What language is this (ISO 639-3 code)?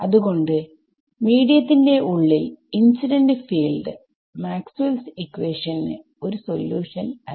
mal